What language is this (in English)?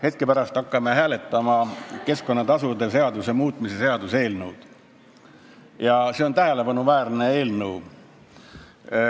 Estonian